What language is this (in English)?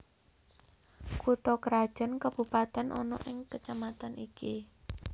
Javanese